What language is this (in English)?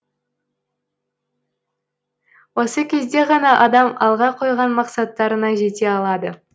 Kazakh